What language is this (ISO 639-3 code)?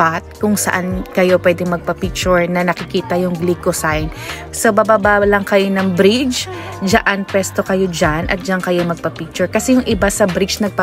fil